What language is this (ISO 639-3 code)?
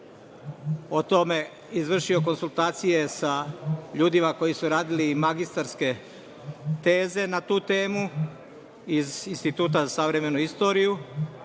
srp